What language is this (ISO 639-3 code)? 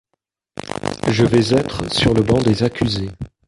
fra